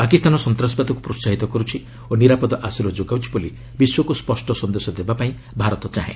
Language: Odia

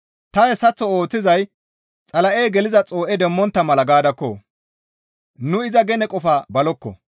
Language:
Gamo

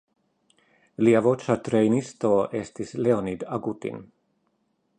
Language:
Esperanto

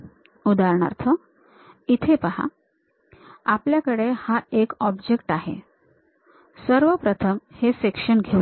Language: Marathi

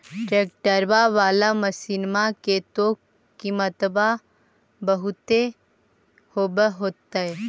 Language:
Magahi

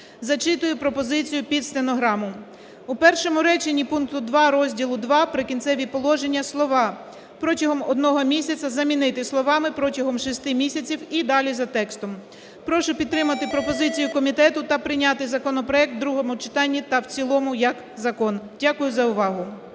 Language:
Ukrainian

